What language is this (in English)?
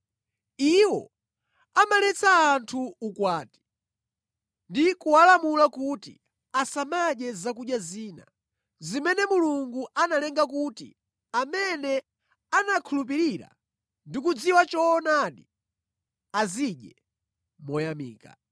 Nyanja